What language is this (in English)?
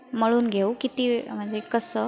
Marathi